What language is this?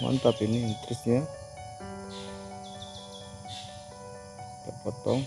Indonesian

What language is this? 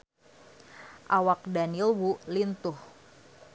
Sundanese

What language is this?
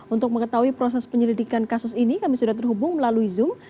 Indonesian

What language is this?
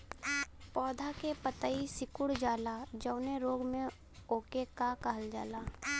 Bhojpuri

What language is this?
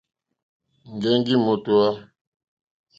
Mokpwe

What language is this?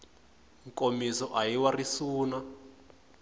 Tsonga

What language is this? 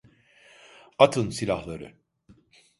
Turkish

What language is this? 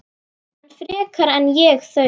Icelandic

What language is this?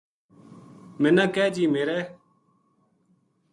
Gujari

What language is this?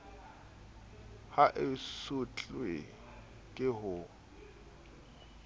Southern Sotho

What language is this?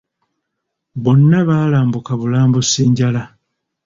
Ganda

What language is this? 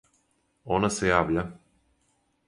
Serbian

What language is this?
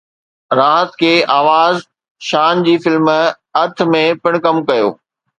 Sindhi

